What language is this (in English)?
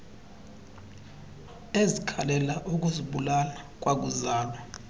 Xhosa